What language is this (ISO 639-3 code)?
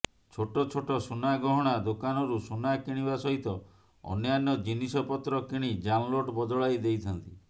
ori